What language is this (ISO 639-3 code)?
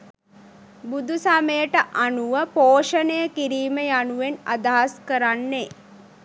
sin